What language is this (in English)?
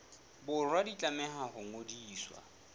Southern Sotho